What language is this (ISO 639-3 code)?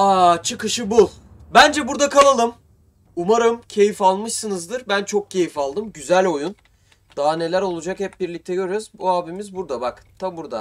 tur